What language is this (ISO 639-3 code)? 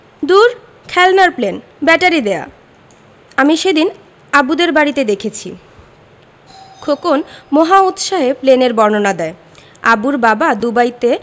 ben